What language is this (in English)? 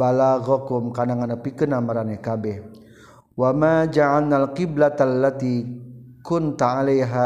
Malay